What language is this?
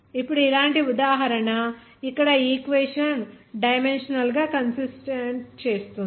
Telugu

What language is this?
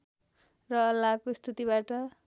Nepali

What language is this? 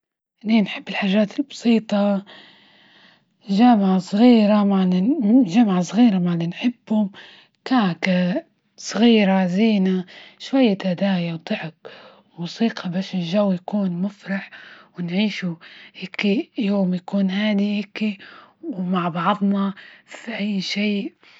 Libyan Arabic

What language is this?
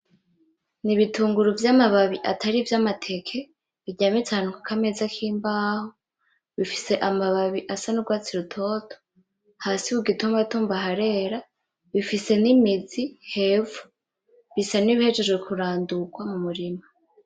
Rundi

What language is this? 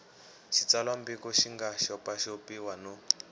Tsonga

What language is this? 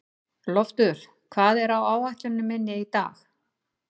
Icelandic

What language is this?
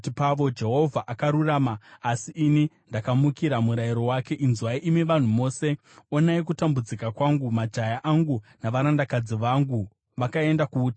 Shona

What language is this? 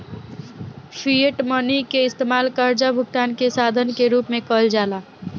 Bhojpuri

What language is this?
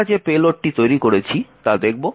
Bangla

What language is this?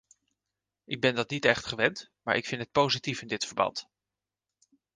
Dutch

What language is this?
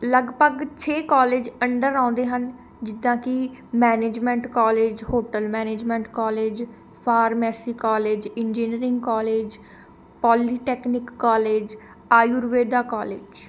Punjabi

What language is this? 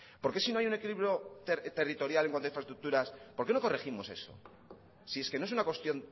Spanish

